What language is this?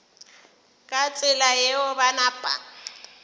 Northern Sotho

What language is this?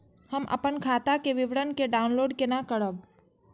Maithili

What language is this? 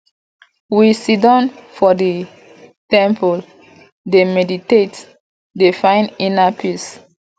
Nigerian Pidgin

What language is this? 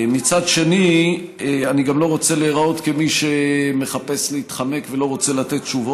Hebrew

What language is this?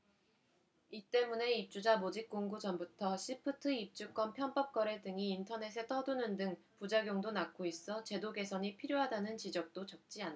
Korean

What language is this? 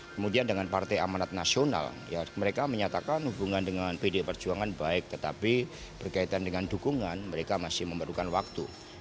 Indonesian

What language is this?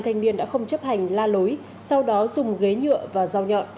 Vietnamese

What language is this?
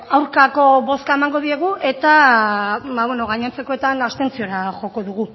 Basque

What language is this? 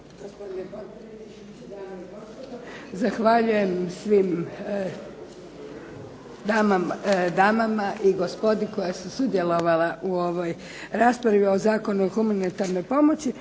Croatian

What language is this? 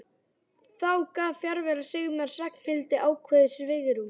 Icelandic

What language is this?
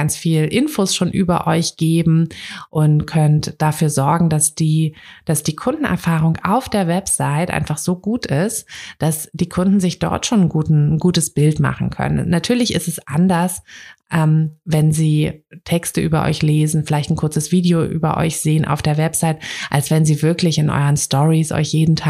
German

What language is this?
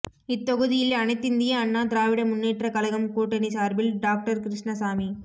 Tamil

